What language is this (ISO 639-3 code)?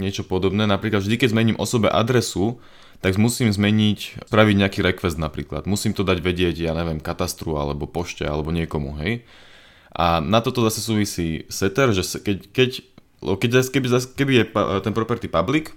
slk